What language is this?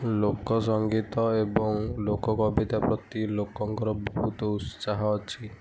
Odia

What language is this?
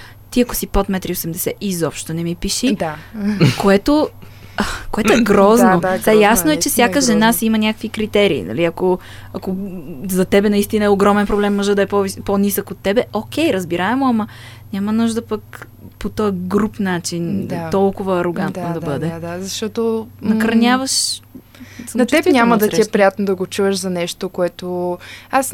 Bulgarian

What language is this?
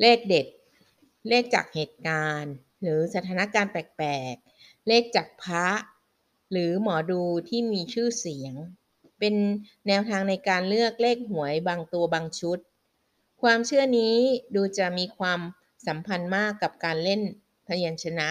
Thai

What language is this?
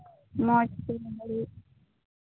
Santali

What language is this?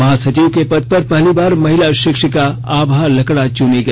Hindi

